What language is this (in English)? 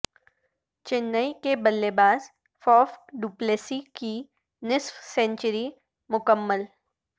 Urdu